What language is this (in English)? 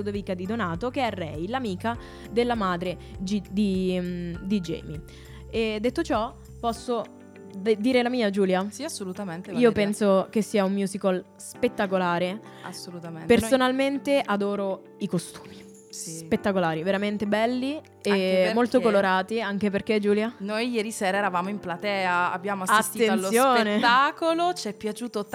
Italian